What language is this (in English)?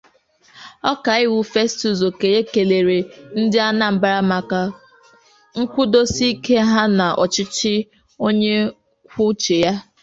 Igbo